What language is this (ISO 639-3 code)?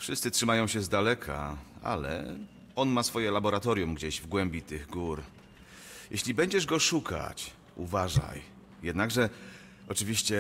pol